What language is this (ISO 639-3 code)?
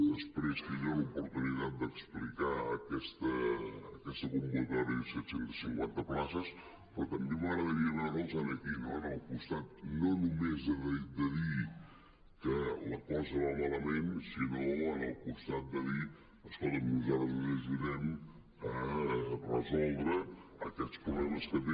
cat